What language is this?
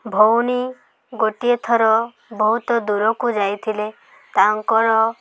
Odia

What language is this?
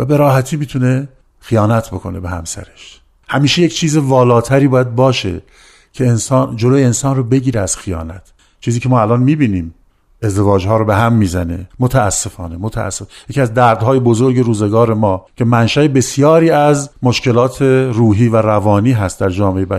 Persian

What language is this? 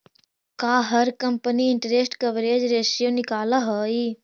Magahi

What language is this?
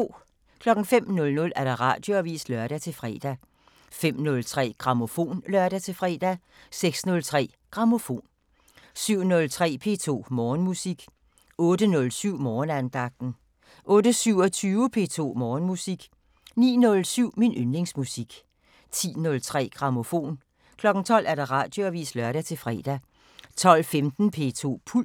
Danish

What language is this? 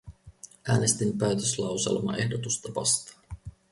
Finnish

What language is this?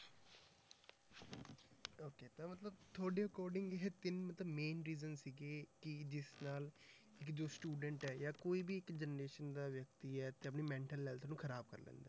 Punjabi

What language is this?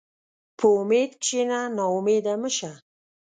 Pashto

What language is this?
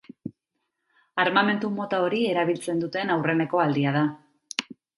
Basque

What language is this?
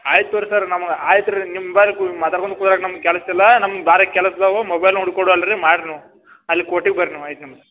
Kannada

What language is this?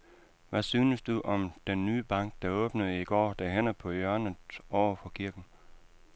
Danish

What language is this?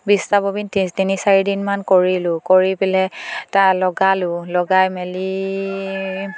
Assamese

